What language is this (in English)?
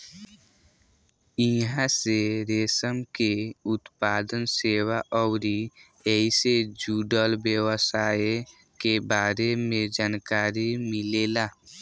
Bhojpuri